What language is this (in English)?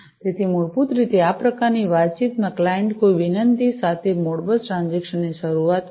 Gujarati